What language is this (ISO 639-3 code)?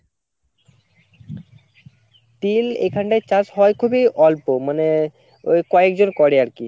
ben